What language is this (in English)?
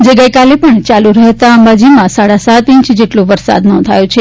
Gujarati